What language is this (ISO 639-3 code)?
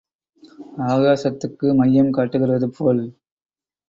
tam